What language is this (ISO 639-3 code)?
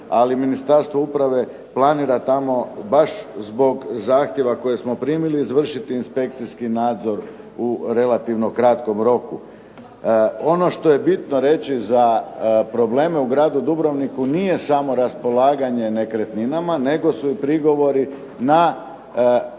hrv